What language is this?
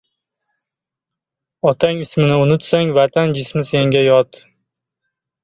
Uzbek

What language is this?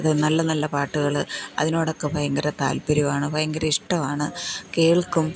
Malayalam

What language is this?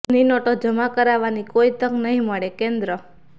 Gujarati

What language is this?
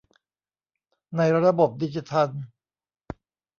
Thai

